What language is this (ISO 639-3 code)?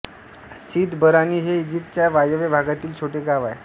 mar